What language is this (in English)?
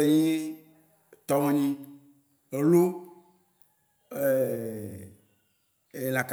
Waci Gbe